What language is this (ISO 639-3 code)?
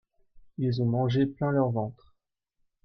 fra